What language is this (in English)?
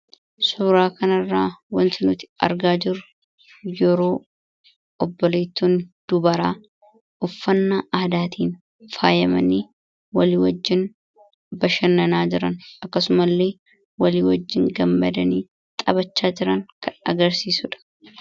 Oromo